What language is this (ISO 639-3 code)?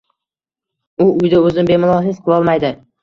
uzb